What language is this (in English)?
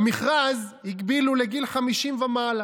Hebrew